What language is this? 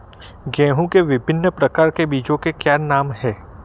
Hindi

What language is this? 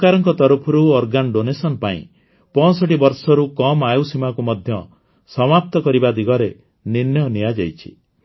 Odia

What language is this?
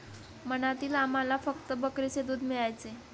Marathi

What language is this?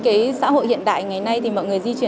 Vietnamese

